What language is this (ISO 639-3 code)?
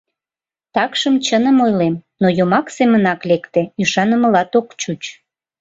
chm